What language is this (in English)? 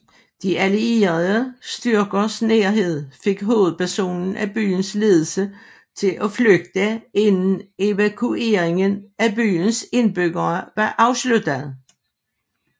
Danish